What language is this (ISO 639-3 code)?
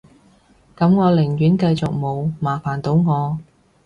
yue